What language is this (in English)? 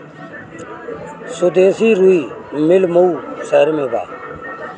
Bhojpuri